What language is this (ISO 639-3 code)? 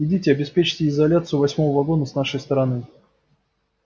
rus